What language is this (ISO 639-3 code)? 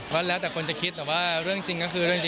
tha